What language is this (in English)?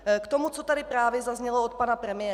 Czech